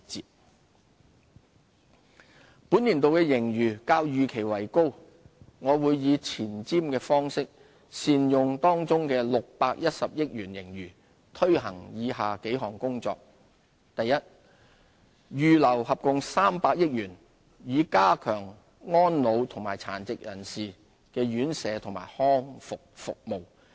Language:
Cantonese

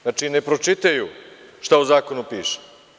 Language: Serbian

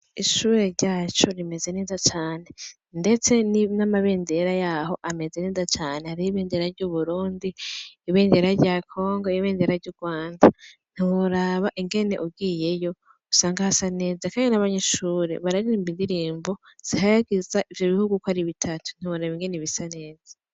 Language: Rundi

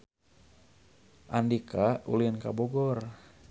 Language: Sundanese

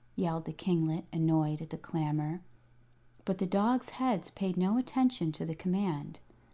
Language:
English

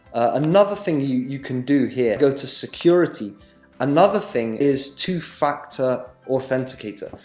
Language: English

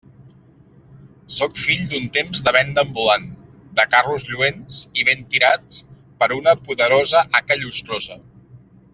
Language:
Catalan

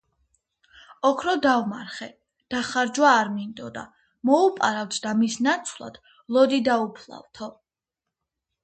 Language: Georgian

